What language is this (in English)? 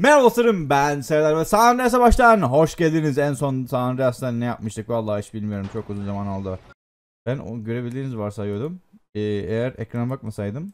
Turkish